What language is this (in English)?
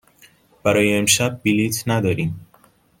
Persian